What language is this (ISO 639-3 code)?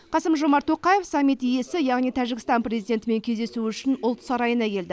kaz